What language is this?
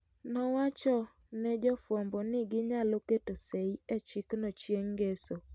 Luo (Kenya and Tanzania)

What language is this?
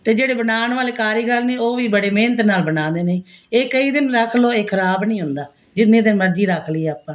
Punjabi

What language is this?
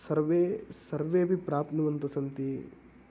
Sanskrit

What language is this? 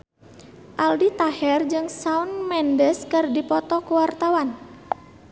Sundanese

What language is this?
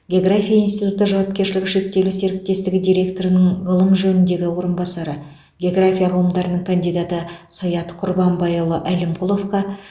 Kazakh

